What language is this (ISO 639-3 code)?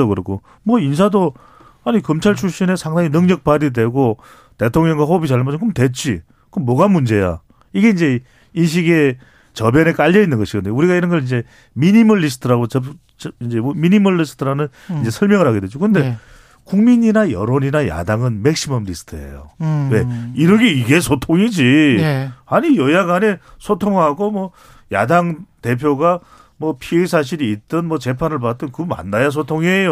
kor